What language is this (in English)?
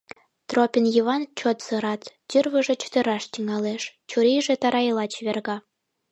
Mari